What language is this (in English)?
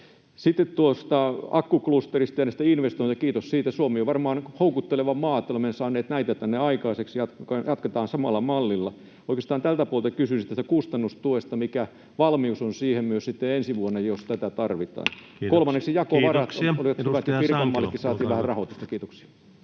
Finnish